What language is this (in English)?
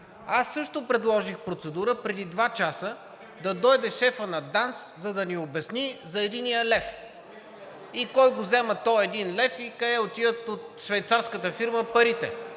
Bulgarian